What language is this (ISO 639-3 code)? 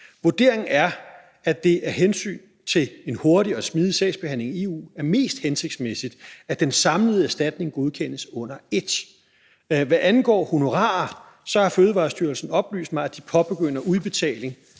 dan